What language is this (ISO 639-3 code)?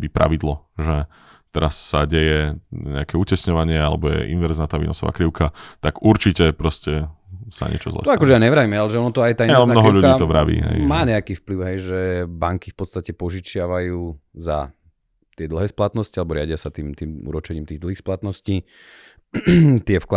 slk